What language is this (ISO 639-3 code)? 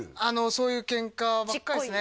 jpn